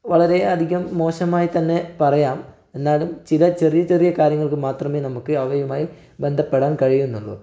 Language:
Malayalam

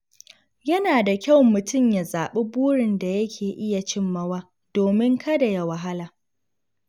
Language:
Hausa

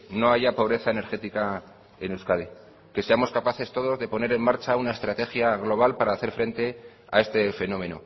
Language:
Spanish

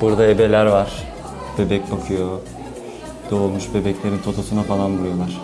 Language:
Turkish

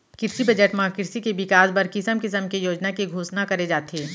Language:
Chhattisgarhi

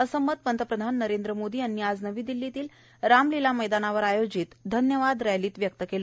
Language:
Marathi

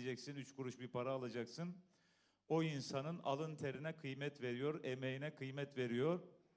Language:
Turkish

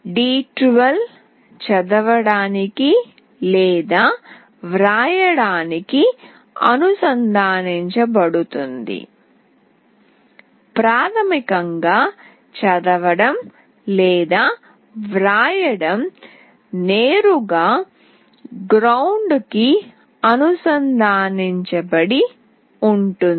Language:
Telugu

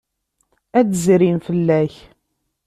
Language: Kabyle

